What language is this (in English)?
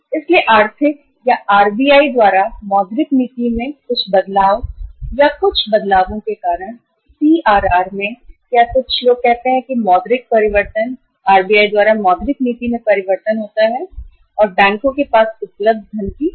Hindi